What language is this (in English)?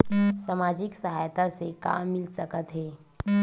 Chhattisgarhi